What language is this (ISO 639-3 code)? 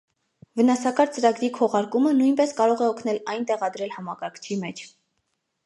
hye